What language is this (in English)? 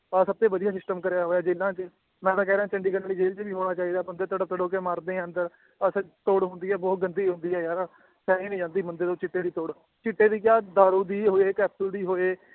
Punjabi